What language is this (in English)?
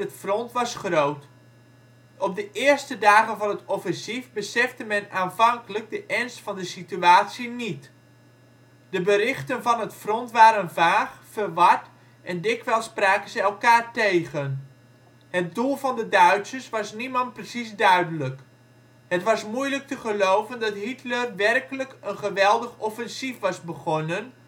Dutch